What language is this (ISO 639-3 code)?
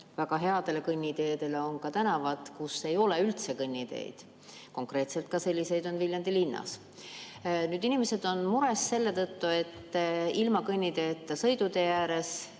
est